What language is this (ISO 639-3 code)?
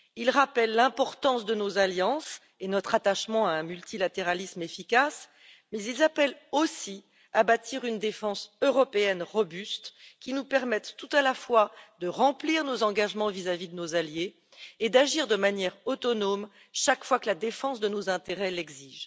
fra